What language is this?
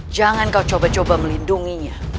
Indonesian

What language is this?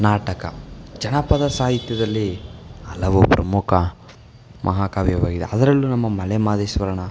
Kannada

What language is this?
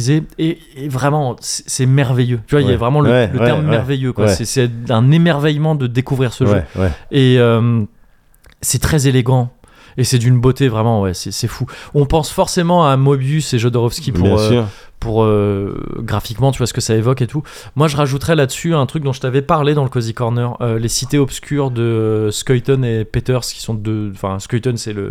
French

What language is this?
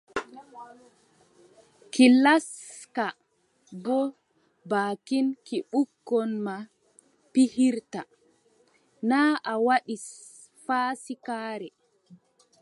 Adamawa Fulfulde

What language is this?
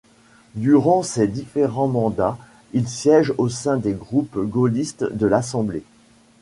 French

